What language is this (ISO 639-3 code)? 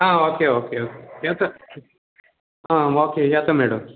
kok